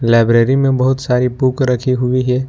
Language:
Hindi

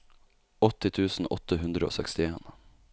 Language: Norwegian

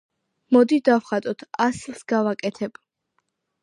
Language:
Georgian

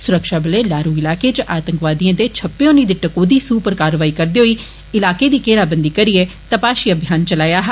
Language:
Dogri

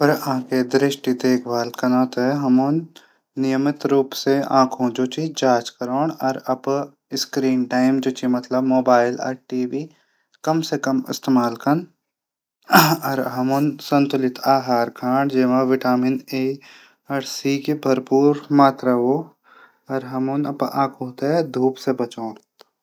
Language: Garhwali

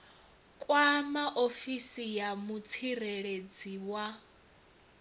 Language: Venda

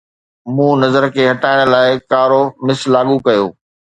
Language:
Sindhi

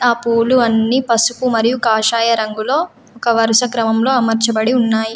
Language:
Telugu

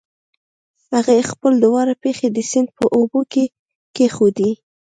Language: Pashto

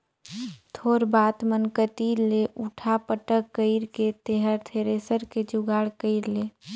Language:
Chhattisgarhi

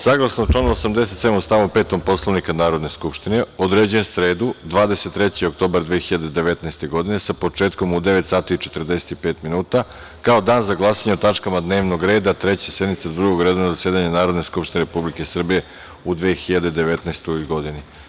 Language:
Serbian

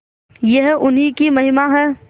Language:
Hindi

